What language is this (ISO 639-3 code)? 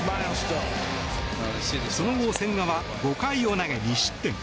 jpn